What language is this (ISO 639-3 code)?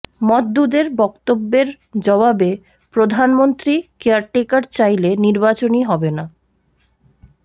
ben